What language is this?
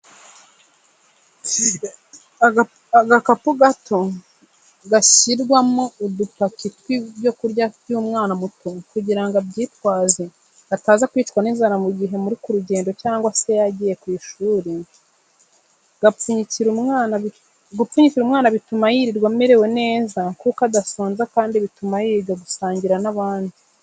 Kinyarwanda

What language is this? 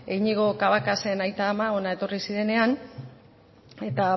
Basque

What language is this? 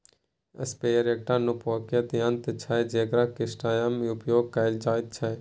Maithili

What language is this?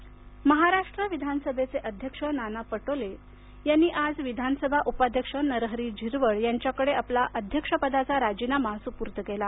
Marathi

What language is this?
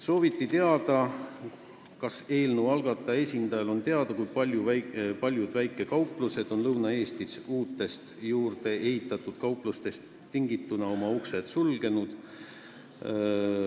Estonian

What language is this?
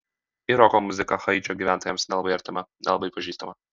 Lithuanian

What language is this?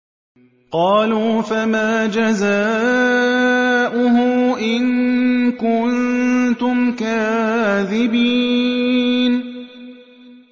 Arabic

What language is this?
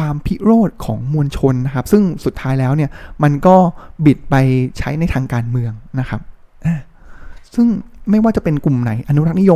Thai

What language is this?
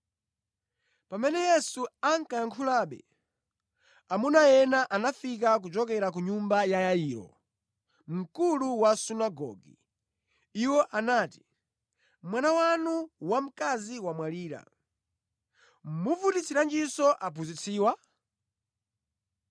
Nyanja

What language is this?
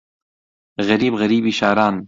Central Kurdish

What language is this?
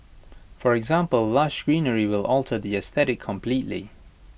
English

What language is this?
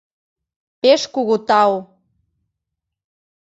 Mari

